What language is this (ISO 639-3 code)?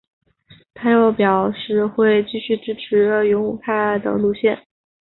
zho